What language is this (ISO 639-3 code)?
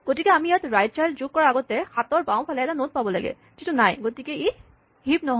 asm